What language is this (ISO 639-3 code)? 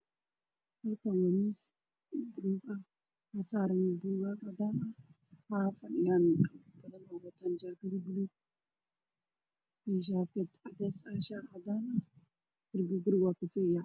som